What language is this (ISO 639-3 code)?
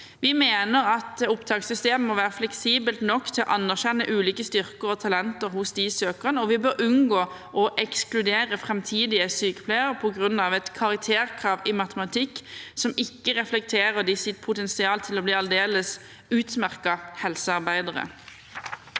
nor